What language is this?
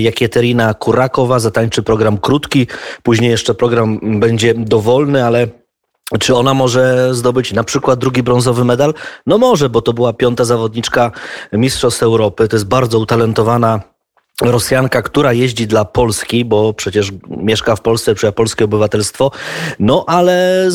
Polish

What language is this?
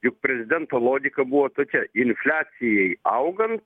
Lithuanian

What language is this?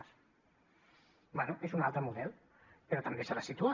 Catalan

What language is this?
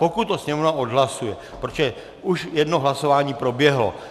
Czech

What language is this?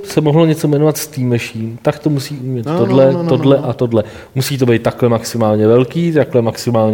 Czech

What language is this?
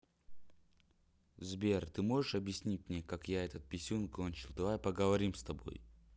Russian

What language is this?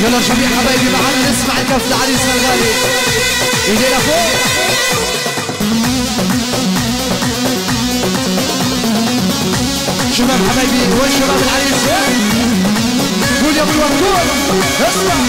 Arabic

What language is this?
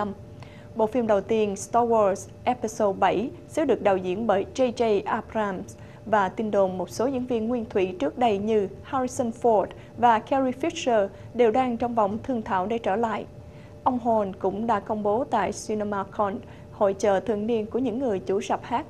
Vietnamese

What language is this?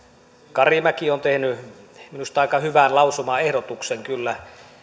Finnish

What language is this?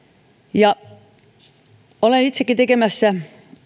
Finnish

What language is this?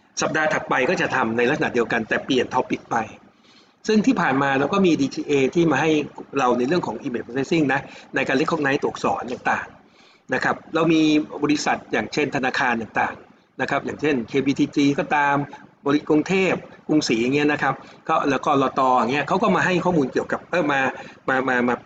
Thai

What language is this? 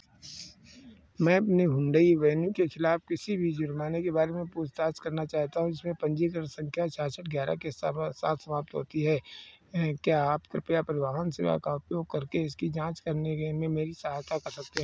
Hindi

